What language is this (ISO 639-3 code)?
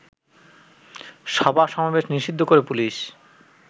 ben